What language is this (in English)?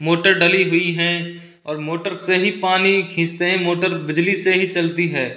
Hindi